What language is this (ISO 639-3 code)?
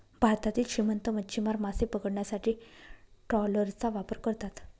mar